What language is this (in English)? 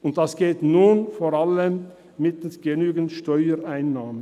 Swiss German